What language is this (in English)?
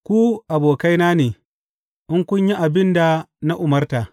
Hausa